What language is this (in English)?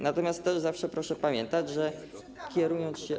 Polish